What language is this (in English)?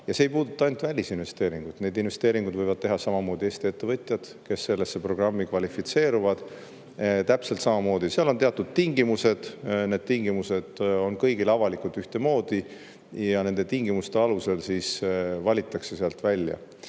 Estonian